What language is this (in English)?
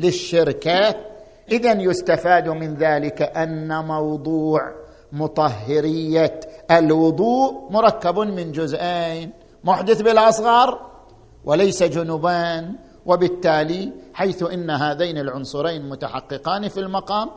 Arabic